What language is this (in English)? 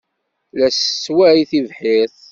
Kabyle